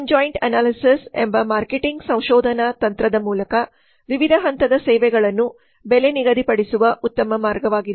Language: Kannada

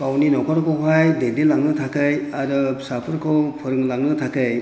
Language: Bodo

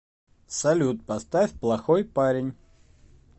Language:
Russian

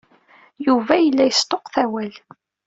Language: Kabyle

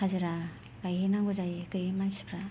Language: Bodo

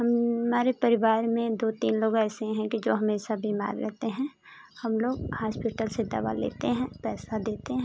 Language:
Hindi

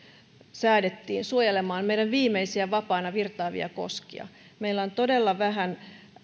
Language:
Finnish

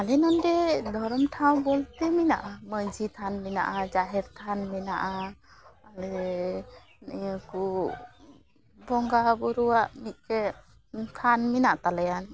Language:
Santali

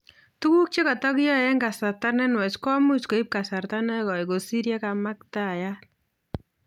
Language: Kalenjin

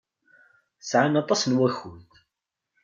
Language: Kabyle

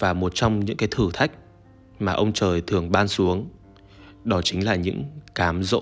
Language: Vietnamese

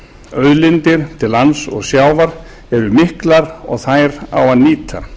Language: Icelandic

